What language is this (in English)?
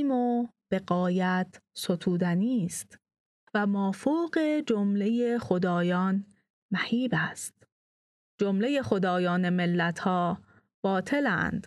Persian